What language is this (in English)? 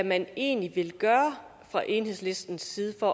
Danish